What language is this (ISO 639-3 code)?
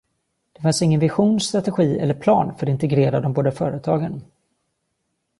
swe